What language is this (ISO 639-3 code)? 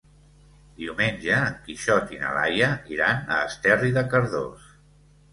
cat